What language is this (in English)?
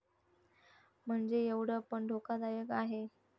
Marathi